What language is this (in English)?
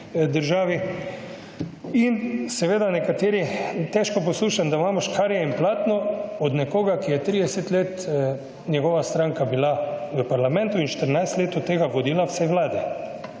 Slovenian